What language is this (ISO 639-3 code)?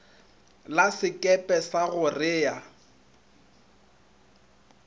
nso